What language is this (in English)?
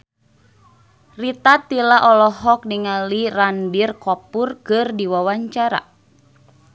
Sundanese